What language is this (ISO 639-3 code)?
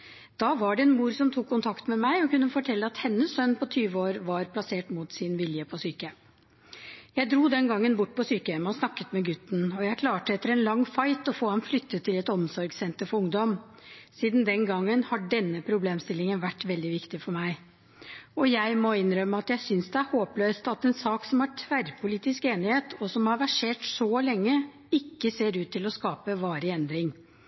nob